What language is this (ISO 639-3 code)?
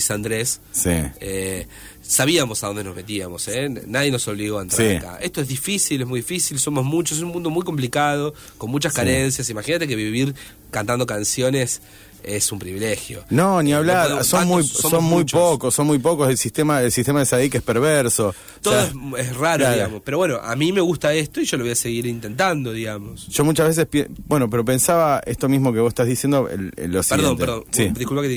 spa